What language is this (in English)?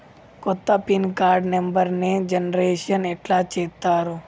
Telugu